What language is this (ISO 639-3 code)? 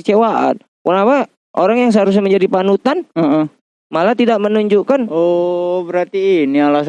ind